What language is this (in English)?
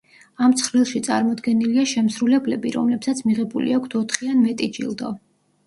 Georgian